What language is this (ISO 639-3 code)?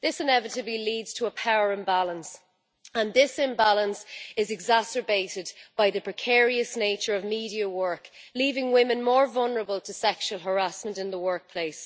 eng